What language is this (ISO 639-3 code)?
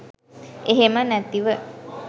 sin